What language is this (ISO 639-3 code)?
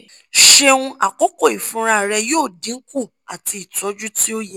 yor